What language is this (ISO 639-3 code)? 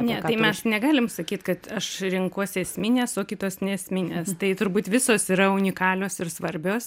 lit